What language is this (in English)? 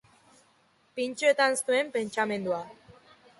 Basque